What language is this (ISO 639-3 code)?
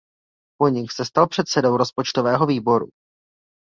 ces